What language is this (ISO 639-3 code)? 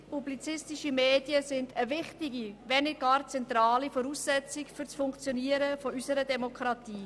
gsw